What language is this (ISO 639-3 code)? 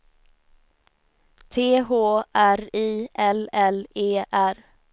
swe